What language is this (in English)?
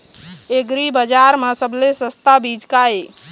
Chhattisgarhi